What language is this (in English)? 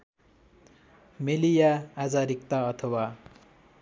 Nepali